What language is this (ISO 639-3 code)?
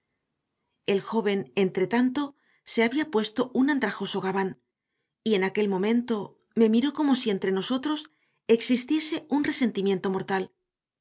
spa